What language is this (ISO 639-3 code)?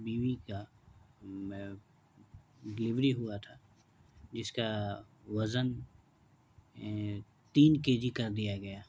urd